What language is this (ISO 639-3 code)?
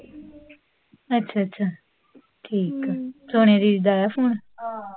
pan